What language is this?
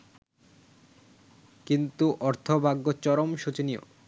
Bangla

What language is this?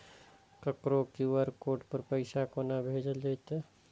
Maithili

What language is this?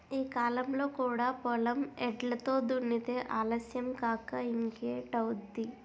Telugu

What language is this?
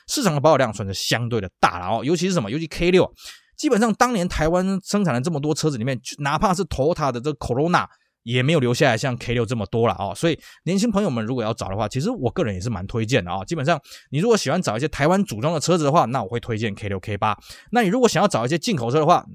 Chinese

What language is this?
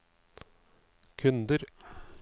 Norwegian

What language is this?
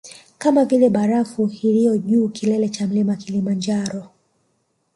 Swahili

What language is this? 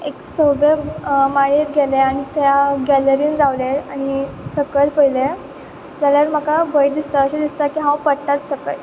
Konkani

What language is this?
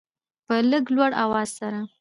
Pashto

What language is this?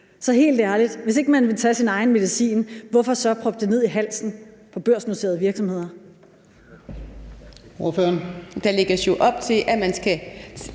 Danish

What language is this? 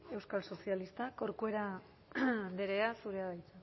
Basque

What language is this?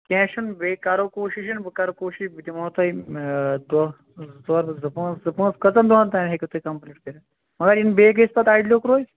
Kashmiri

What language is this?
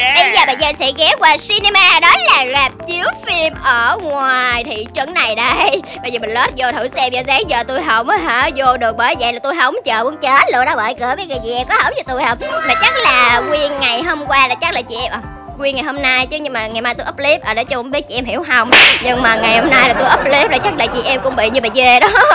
Vietnamese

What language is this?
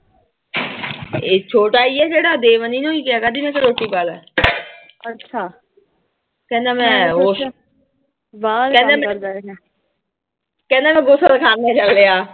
Punjabi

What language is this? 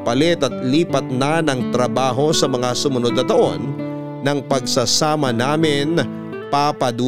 Filipino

